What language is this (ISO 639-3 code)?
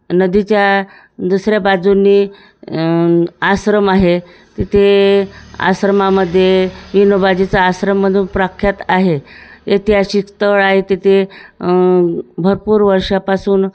mar